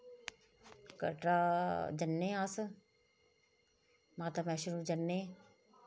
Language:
Dogri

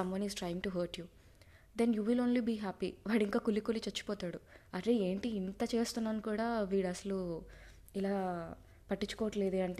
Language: Telugu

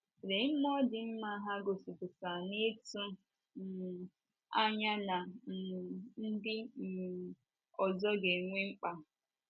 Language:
Igbo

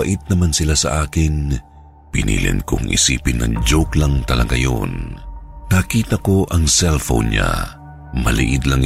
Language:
Filipino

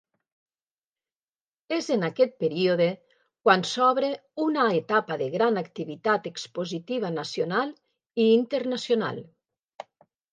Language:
Catalan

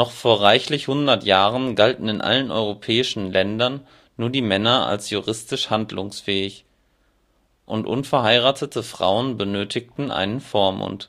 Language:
German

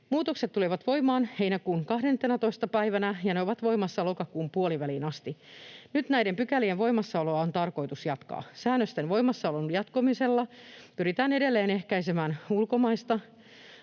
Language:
Finnish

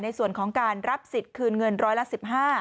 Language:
Thai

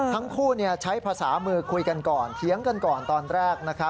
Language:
Thai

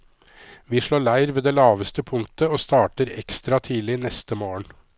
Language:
Norwegian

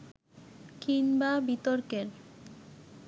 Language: Bangla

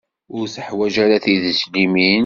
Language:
Kabyle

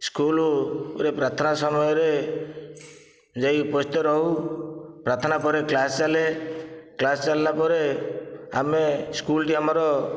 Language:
Odia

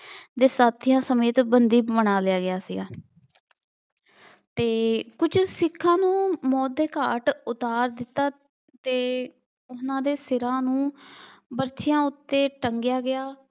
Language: Punjabi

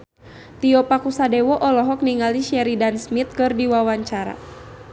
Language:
Sundanese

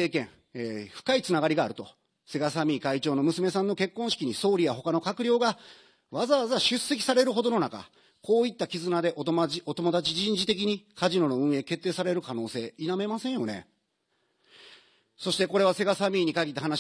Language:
Japanese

